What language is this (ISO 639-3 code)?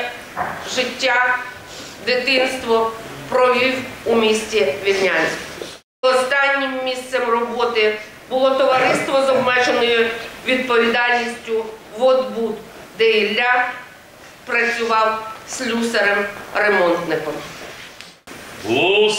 ukr